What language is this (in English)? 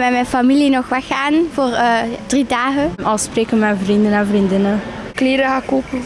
Dutch